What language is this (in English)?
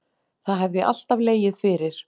Icelandic